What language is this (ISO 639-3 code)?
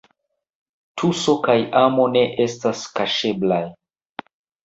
epo